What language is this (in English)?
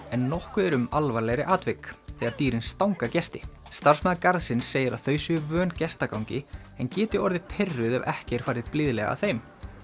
Icelandic